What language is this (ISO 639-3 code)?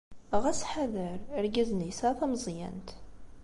kab